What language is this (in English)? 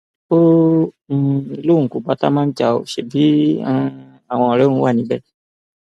Yoruba